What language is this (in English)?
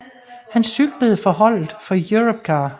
Danish